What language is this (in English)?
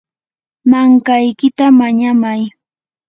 Yanahuanca Pasco Quechua